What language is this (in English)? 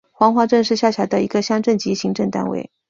Chinese